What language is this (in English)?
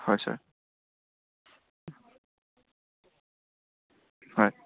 Assamese